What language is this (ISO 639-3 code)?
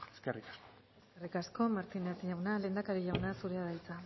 eus